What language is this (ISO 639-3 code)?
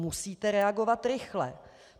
ces